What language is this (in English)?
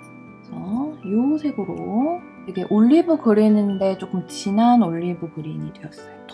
Korean